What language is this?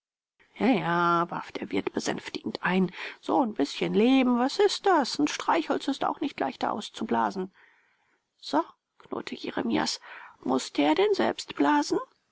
German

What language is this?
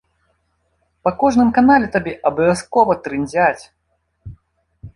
Belarusian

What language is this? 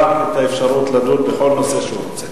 Hebrew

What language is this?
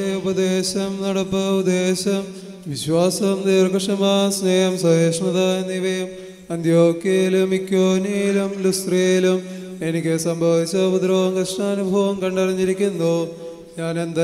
Romanian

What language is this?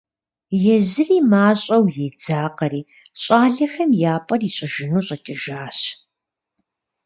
Kabardian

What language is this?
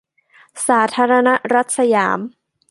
Thai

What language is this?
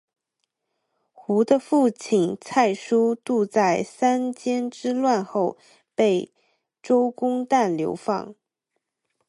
Chinese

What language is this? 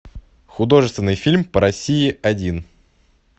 Russian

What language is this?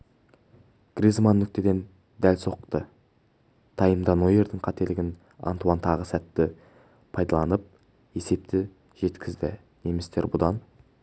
Kazakh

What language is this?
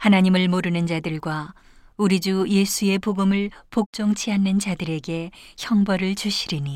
Korean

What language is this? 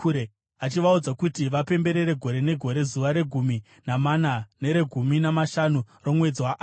Shona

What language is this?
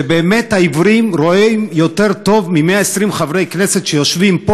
Hebrew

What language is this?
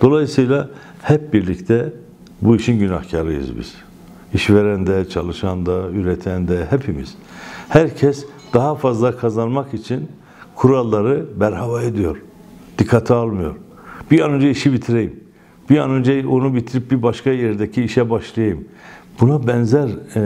Turkish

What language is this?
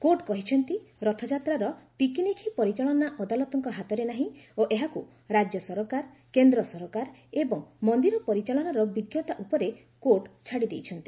Odia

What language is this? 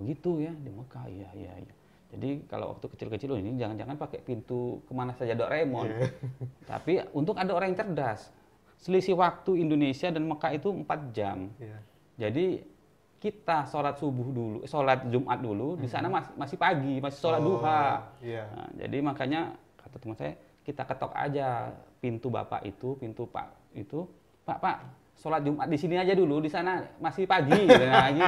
Indonesian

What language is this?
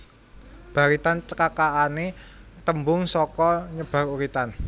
Javanese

